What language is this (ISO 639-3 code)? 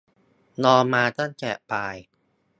tha